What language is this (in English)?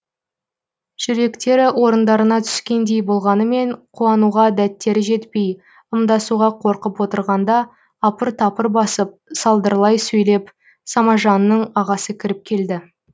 Kazakh